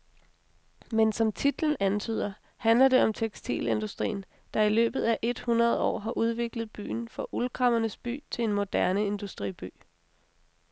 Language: Danish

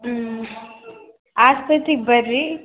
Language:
Kannada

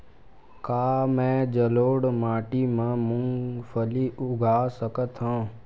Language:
Chhattisgarhi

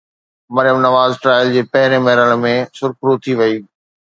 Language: Sindhi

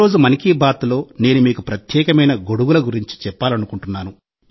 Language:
Telugu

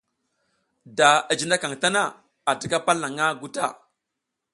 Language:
South Giziga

